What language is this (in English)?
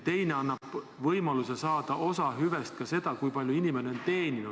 Estonian